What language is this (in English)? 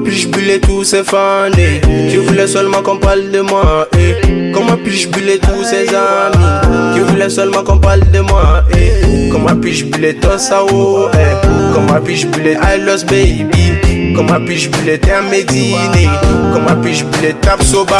French